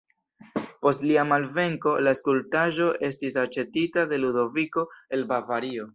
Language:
Esperanto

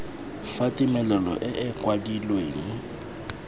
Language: Tswana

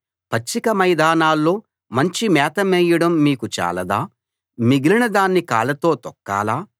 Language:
Telugu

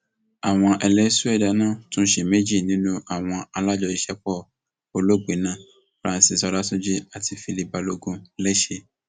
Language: Yoruba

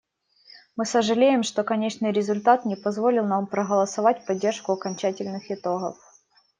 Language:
Russian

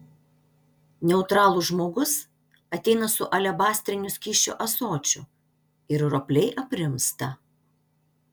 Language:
Lithuanian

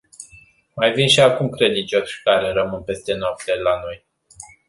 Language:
Romanian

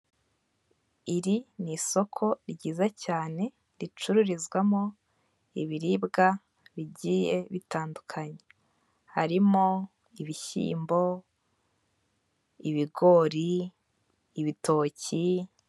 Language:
Kinyarwanda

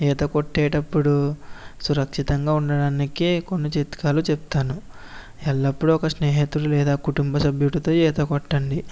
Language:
Telugu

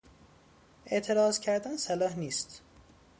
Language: Persian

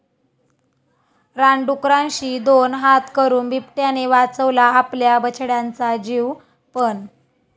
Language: Marathi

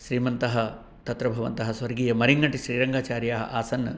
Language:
Sanskrit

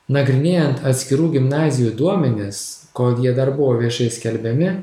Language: Lithuanian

